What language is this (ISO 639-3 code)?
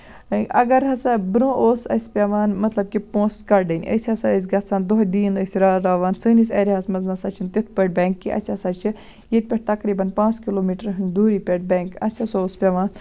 kas